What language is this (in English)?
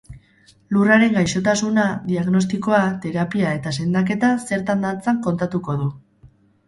Basque